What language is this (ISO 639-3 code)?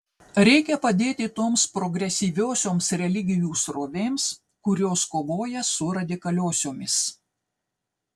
lit